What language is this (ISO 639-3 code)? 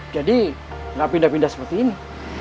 ind